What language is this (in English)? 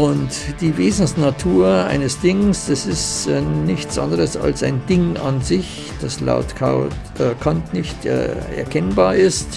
German